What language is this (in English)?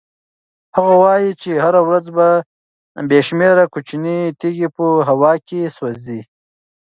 Pashto